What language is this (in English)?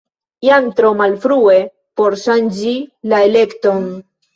Esperanto